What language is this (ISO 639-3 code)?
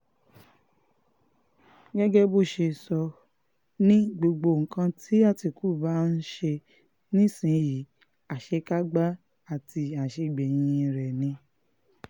yor